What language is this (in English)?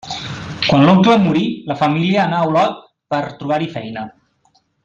Catalan